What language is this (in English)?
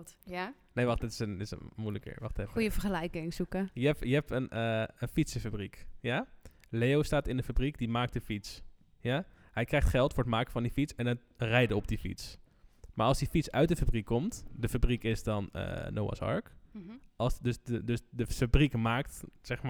Dutch